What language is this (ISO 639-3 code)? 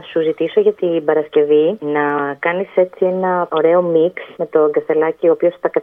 ell